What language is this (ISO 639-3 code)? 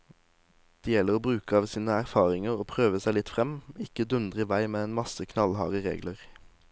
nor